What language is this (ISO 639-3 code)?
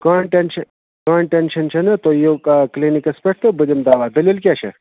kas